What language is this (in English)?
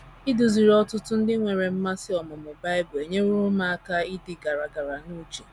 Igbo